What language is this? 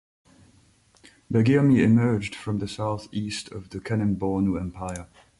English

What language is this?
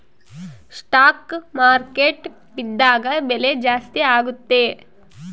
Kannada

